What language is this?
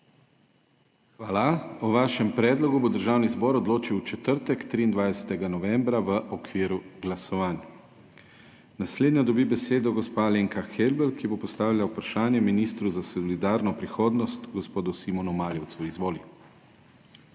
Slovenian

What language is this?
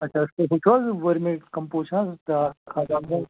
Kashmiri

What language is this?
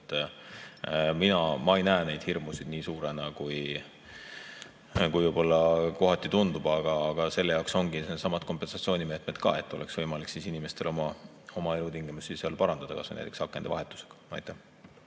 Estonian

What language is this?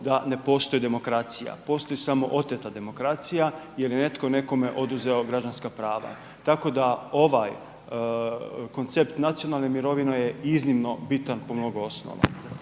Croatian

